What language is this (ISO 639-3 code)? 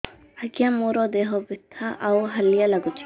ori